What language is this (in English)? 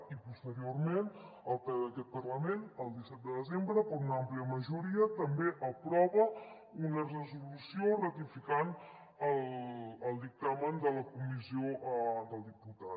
Catalan